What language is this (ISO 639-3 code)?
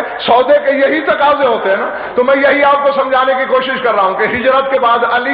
ara